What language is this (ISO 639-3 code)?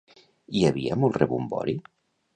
cat